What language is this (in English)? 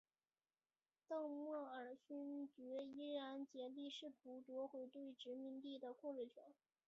Chinese